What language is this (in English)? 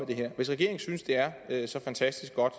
Danish